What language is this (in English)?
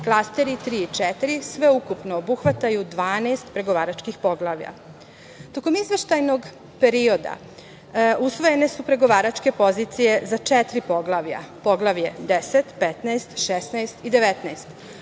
Serbian